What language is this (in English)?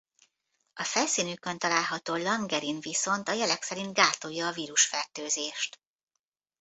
Hungarian